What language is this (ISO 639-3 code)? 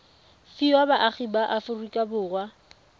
tsn